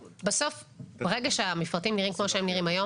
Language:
Hebrew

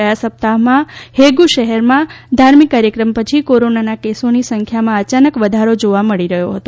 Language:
Gujarati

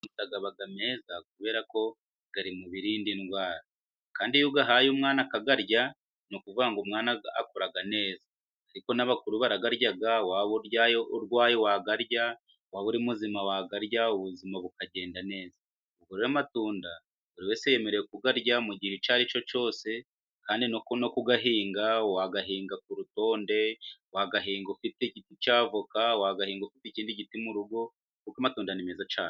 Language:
Kinyarwanda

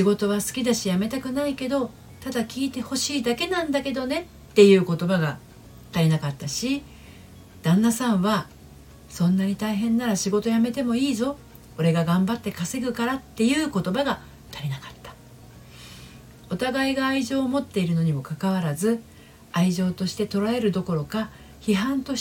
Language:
Japanese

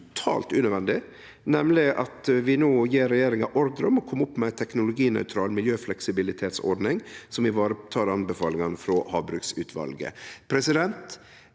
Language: Norwegian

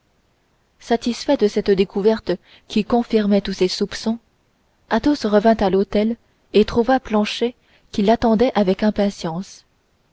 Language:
French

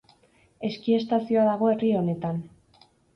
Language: Basque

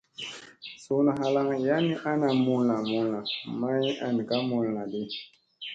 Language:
Musey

